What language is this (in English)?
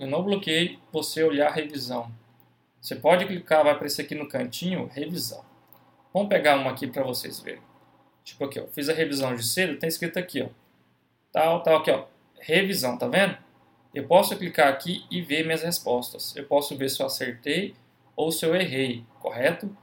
Portuguese